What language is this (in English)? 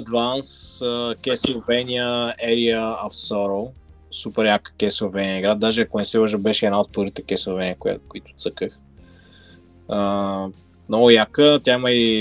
Bulgarian